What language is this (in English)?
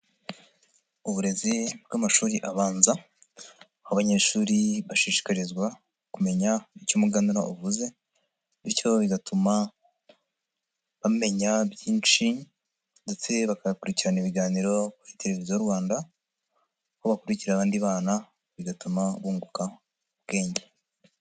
Kinyarwanda